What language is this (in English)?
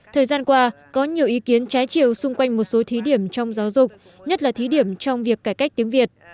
Vietnamese